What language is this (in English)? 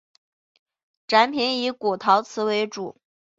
Chinese